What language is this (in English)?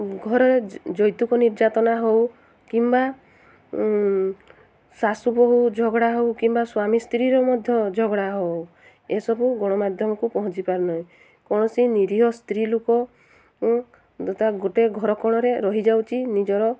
Odia